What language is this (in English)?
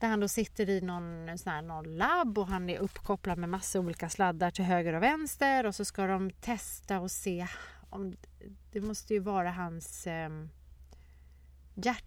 Swedish